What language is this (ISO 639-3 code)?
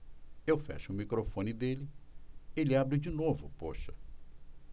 por